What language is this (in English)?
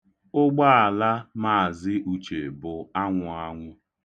Igbo